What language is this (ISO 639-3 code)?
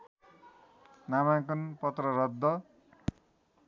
nep